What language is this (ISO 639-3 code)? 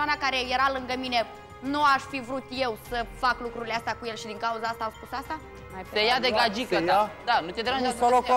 ron